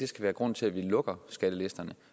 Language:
Danish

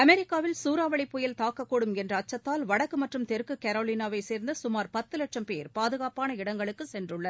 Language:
Tamil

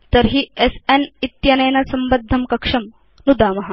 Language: Sanskrit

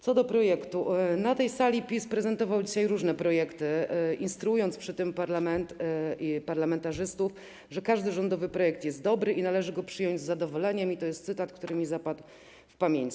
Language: Polish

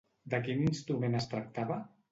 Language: Catalan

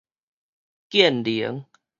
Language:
Min Nan Chinese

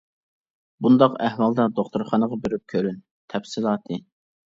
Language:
Uyghur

